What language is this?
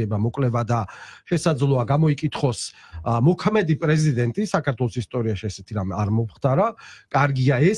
Polish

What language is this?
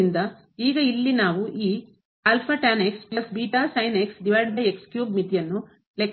Kannada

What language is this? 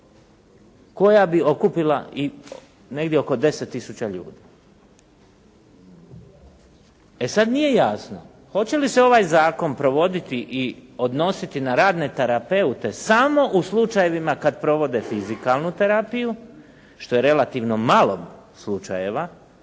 Croatian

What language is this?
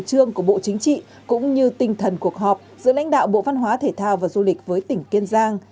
Vietnamese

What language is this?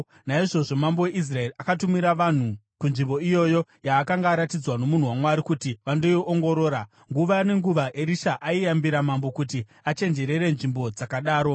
Shona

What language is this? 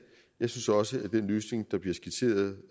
Danish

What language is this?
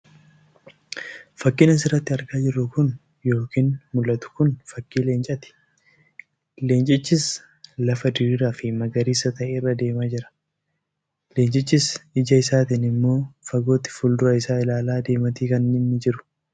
Oromo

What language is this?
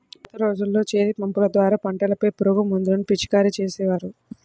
Telugu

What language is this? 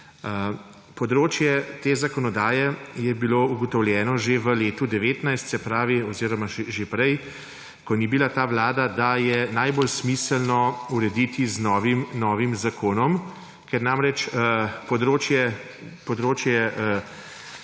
Slovenian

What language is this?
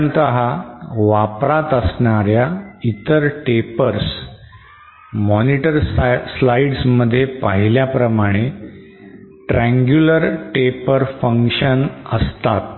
Marathi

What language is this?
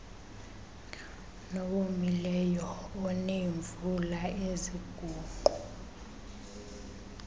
Xhosa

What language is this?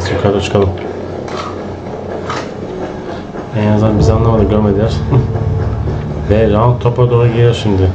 Turkish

